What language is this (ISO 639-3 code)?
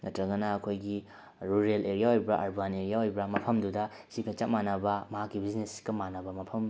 mni